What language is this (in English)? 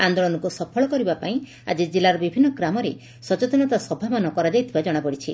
Odia